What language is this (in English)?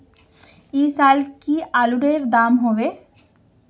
Magahi